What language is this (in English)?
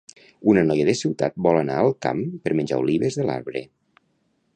Catalan